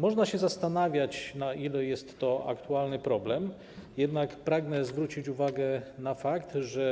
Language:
Polish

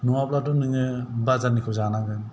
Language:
Bodo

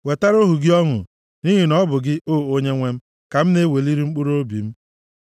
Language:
Igbo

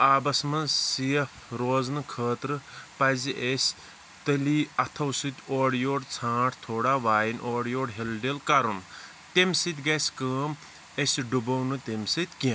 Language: Kashmiri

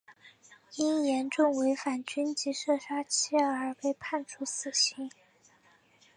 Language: Chinese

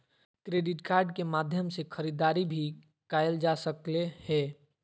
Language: Magahi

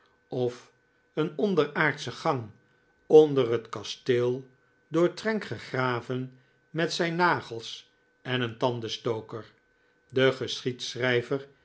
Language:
Dutch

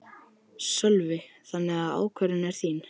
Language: Icelandic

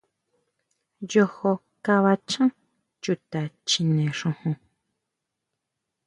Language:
Huautla Mazatec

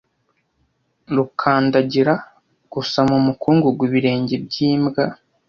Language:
Kinyarwanda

